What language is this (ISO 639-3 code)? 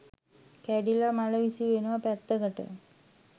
sin